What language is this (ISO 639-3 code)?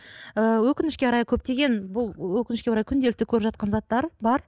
kaz